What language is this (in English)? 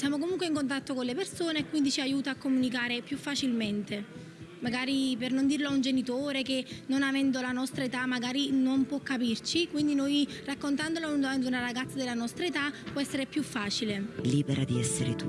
Italian